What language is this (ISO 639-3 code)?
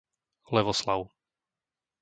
slk